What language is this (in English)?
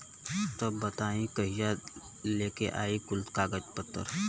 Bhojpuri